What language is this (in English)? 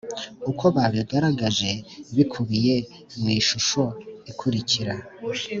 Kinyarwanda